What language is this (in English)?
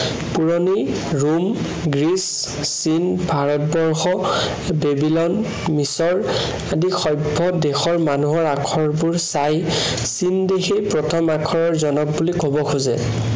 Assamese